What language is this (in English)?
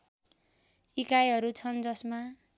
Nepali